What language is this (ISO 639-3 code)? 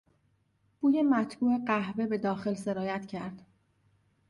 fas